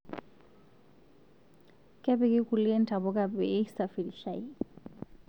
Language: Masai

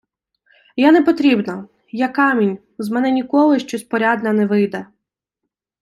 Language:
Ukrainian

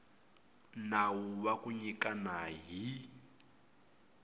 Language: Tsonga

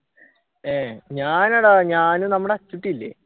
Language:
Malayalam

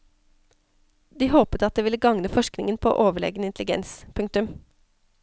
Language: Norwegian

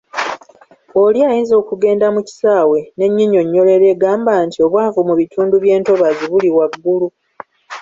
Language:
Ganda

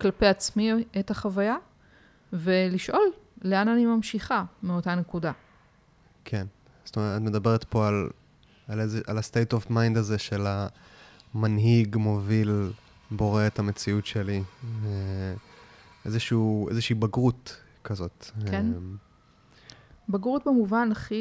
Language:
Hebrew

